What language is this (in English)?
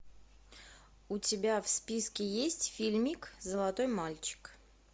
Russian